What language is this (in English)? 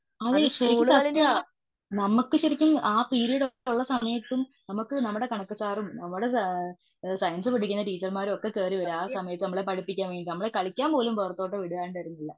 Malayalam